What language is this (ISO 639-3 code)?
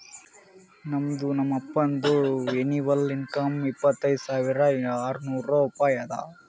kan